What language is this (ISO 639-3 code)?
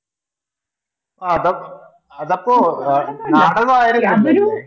mal